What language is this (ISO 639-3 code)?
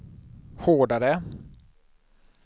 swe